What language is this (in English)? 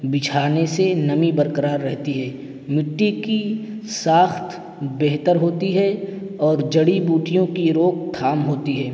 Urdu